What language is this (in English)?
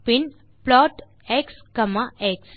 Tamil